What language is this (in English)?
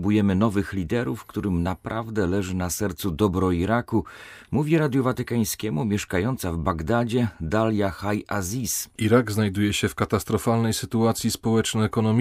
Polish